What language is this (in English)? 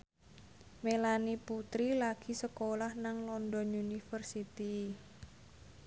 Javanese